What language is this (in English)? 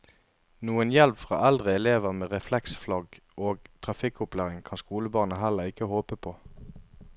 Norwegian